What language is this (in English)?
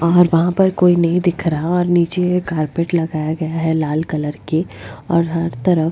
Hindi